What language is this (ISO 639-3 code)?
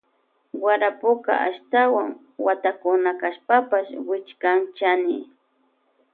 qvj